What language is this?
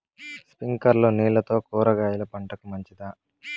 Telugu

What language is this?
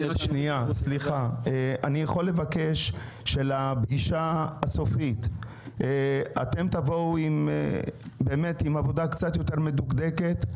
Hebrew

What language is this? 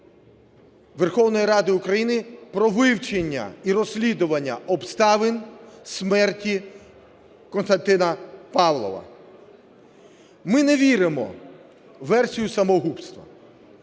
Ukrainian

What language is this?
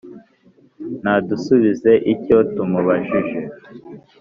Kinyarwanda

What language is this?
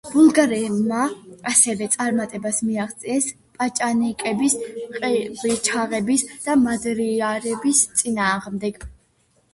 Georgian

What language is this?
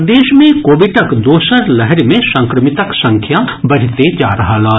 Maithili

